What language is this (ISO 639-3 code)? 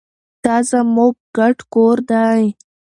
pus